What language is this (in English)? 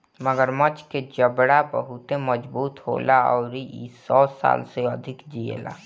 Bhojpuri